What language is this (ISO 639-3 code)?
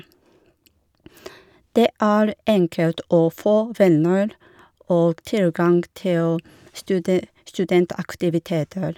nor